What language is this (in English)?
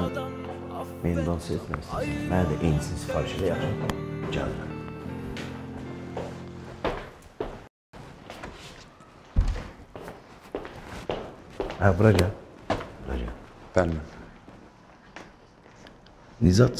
Turkish